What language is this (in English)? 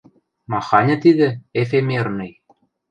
Western Mari